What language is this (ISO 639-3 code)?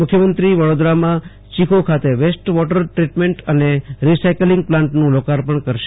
guj